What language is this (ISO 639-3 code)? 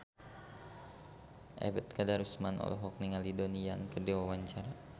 sun